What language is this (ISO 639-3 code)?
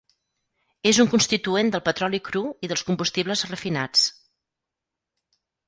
cat